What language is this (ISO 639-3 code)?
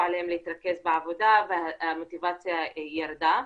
heb